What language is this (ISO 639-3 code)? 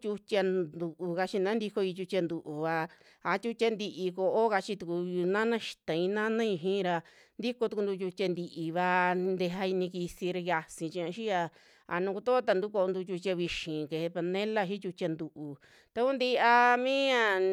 jmx